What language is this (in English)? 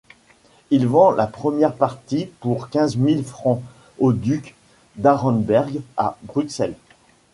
French